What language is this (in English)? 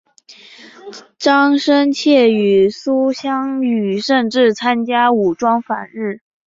Chinese